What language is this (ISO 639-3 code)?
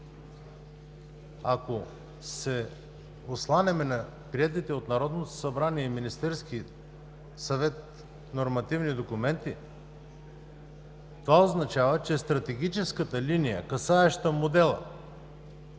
bul